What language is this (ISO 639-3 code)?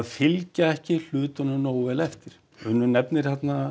isl